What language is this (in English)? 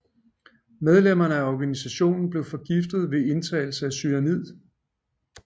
Danish